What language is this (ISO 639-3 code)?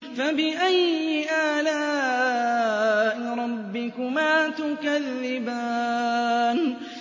ara